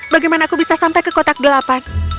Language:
Indonesian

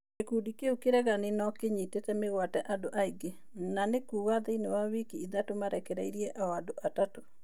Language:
Kikuyu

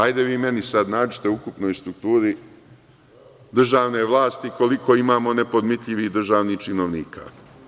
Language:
Serbian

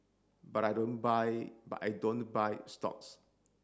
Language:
English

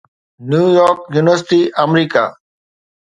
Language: Sindhi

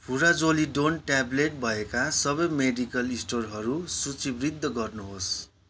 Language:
Nepali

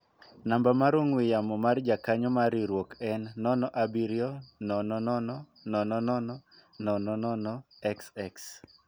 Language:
Luo (Kenya and Tanzania)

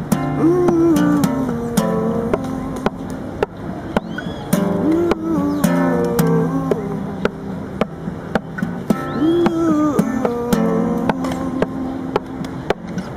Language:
Spanish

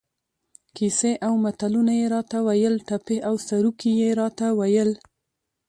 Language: Pashto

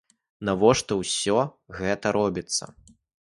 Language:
Belarusian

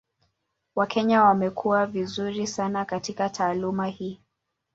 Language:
Swahili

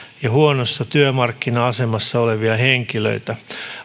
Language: Finnish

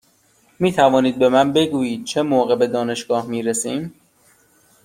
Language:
Persian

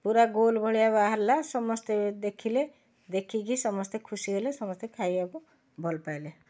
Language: Odia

